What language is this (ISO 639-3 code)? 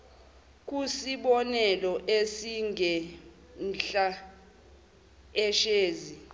zul